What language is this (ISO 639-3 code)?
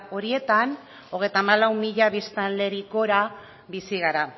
eus